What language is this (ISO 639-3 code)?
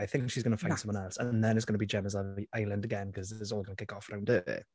cym